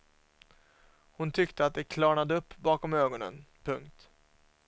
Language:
Swedish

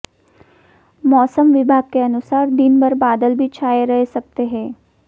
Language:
Hindi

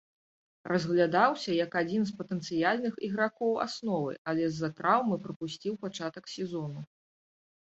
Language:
Belarusian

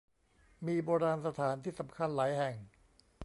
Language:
Thai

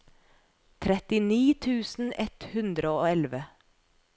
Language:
Norwegian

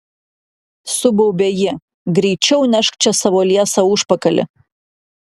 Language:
Lithuanian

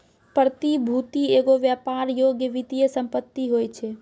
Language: Maithili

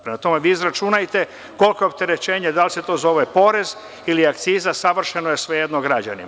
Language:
Serbian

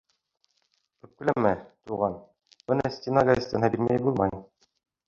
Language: Bashkir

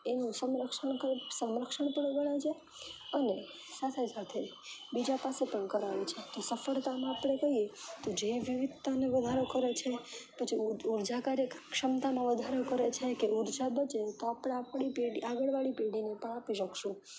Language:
Gujarati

